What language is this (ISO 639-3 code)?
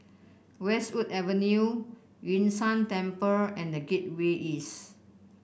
eng